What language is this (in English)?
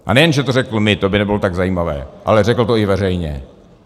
Czech